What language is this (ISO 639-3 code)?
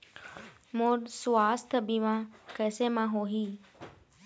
hne